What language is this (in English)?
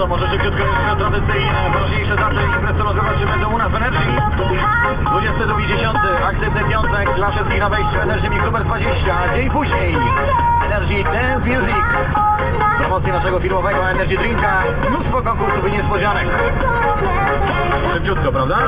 Polish